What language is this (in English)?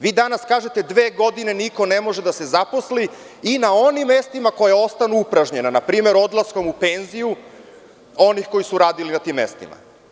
Serbian